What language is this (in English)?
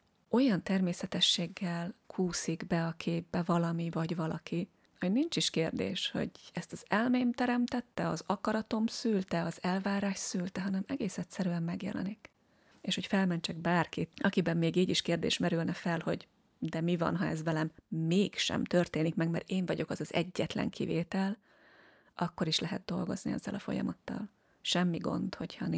Hungarian